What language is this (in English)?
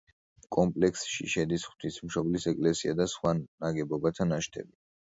Georgian